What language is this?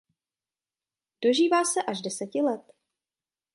Czech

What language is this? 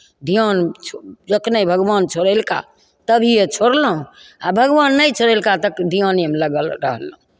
Maithili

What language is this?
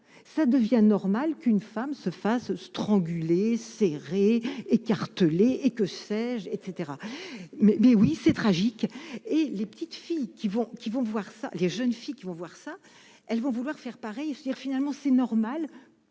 French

